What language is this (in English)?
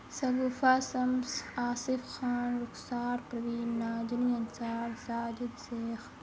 Urdu